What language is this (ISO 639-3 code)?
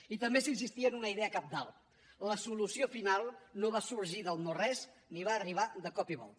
cat